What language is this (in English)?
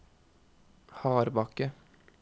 Norwegian